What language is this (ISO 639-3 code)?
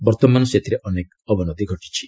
ori